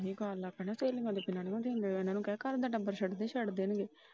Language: Punjabi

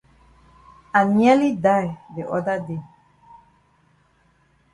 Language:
Cameroon Pidgin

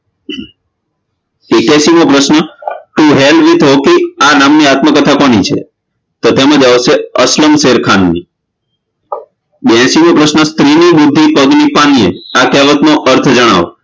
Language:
Gujarati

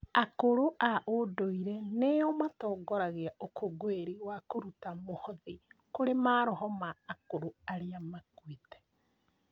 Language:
Kikuyu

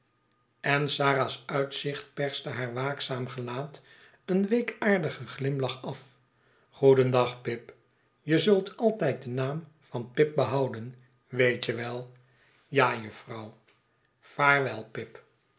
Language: Dutch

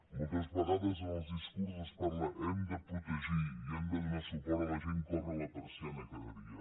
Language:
Catalan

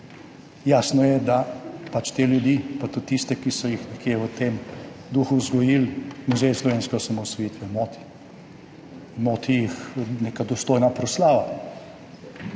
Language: Slovenian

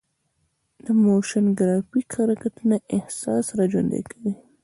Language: Pashto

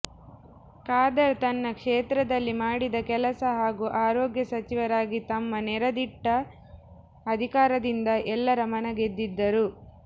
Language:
Kannada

